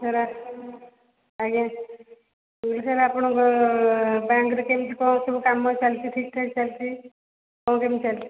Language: Odia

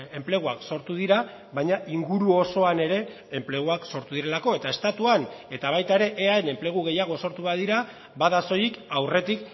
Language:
Basque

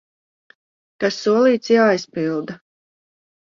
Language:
Latvian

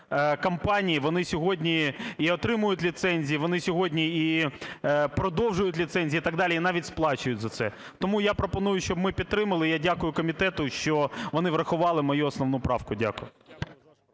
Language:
Ukrainian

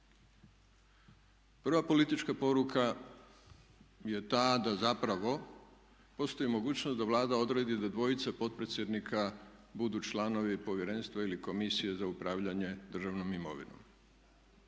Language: Croatian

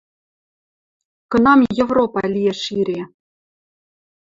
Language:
Western Mari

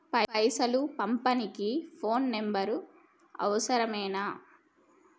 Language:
Telugu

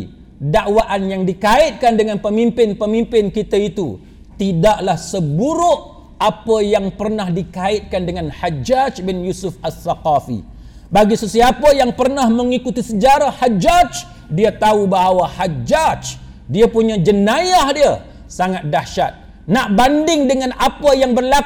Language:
Malay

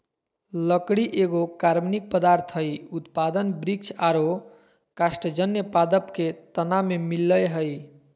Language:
Magahi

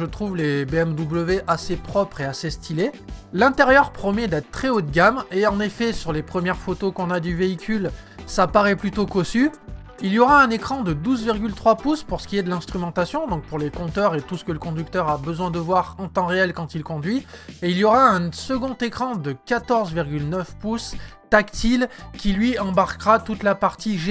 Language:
French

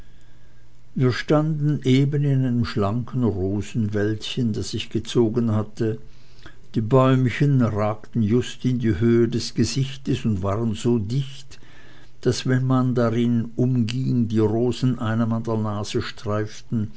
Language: German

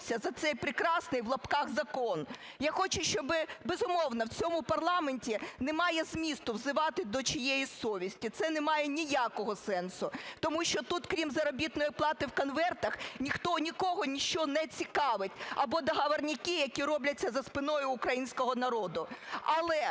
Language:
Ukrainian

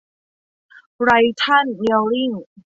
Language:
Thai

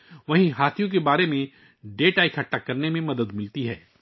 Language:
Urdu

